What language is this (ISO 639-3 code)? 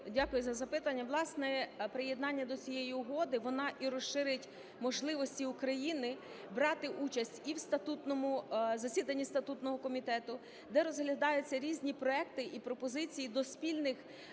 ukr